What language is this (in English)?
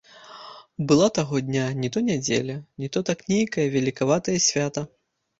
Belarusian